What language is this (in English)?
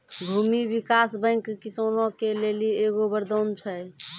Maithili